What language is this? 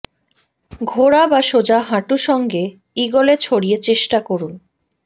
Bangla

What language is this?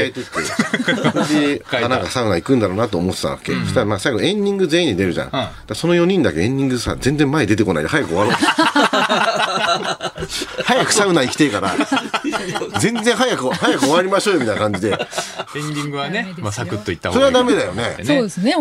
Japanese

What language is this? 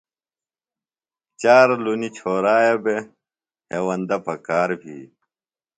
Phalura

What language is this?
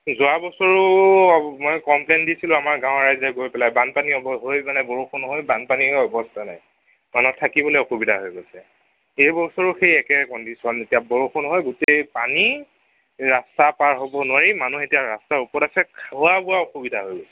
Assamese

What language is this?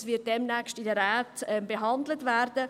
Swiss German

